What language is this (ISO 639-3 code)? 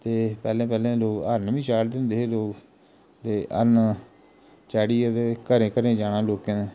doi